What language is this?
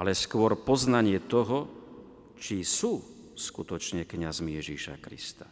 Slovak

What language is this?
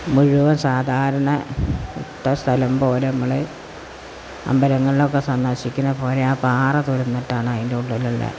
Malayalam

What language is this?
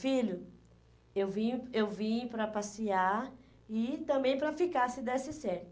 Portuguese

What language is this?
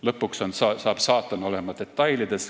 Estonian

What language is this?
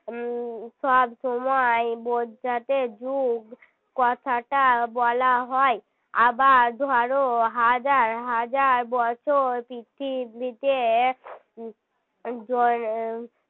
Bangla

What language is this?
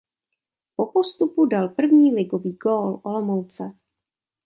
Czech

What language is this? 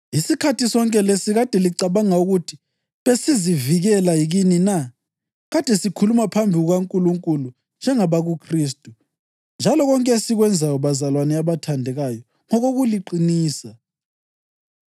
North Ndebele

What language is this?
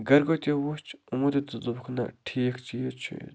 Kashmiri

